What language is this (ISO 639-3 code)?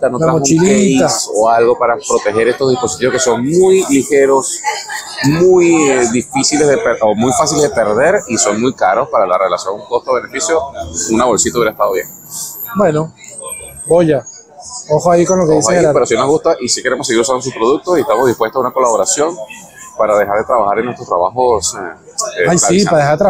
spa